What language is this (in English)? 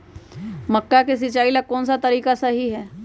Magahi